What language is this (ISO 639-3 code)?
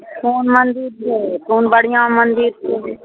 mai